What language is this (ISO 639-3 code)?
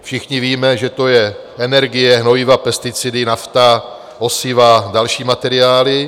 ces